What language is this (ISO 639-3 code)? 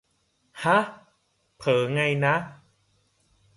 tha